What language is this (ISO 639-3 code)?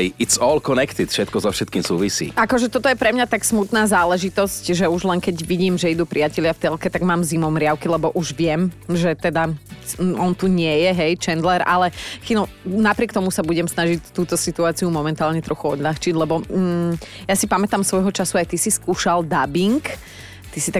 slk